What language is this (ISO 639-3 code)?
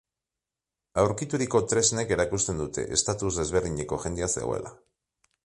eus